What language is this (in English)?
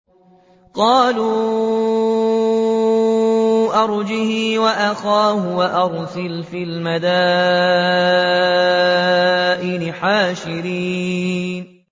Arabic